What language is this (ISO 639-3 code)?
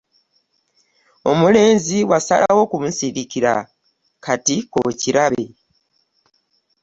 lug